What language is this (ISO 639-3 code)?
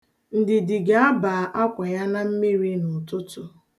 ibo